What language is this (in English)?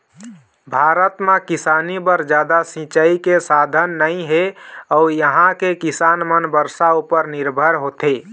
Chhattisgarhi